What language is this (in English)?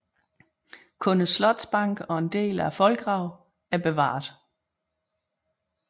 Danish